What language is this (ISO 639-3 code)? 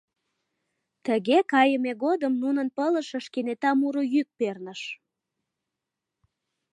chm